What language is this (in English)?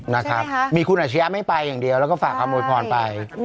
Thai